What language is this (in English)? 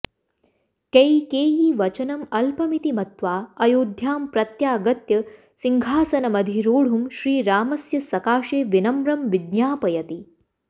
Sanskrit